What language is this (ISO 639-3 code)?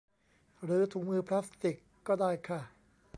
tha